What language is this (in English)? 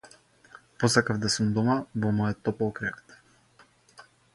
Macedonian